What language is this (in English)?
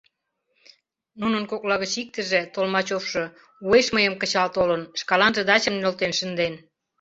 Mari